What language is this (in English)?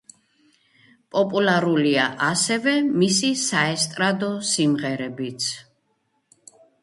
Georgian